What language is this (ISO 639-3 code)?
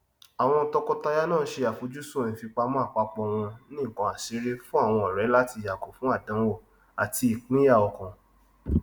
yor